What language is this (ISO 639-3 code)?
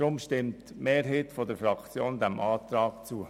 gsw